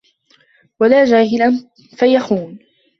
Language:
Arabic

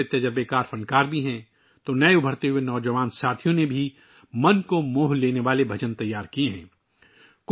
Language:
Urdu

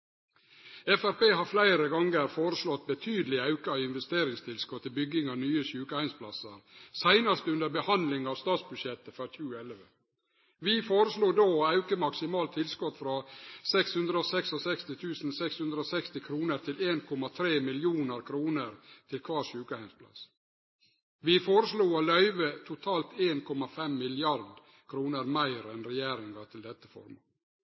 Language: Norwegian Nynorsk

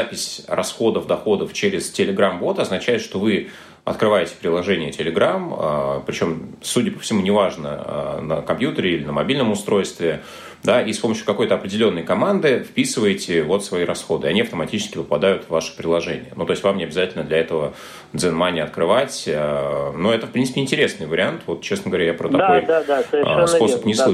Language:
Russian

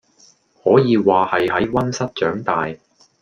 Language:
Cantonese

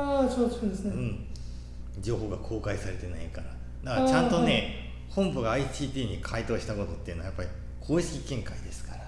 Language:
Japanese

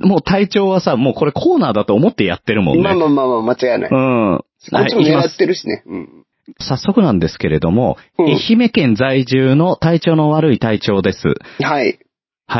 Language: Japanese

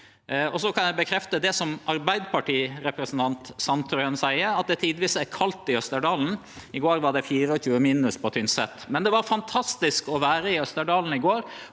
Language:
Norwegian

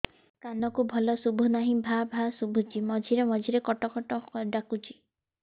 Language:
Odia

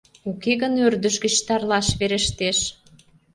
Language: Mari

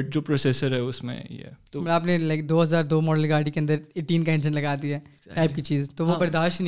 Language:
Urdu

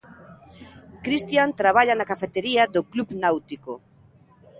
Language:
Galician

